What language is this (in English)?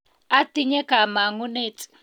Kalenjin